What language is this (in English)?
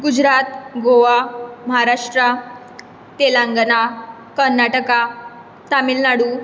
Konkani